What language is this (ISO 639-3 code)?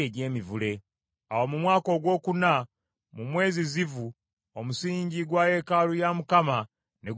lug